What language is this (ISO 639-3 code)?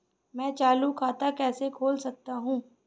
hin